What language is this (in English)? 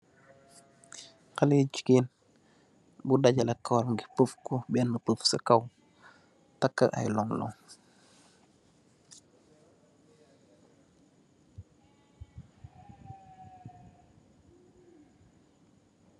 Wolof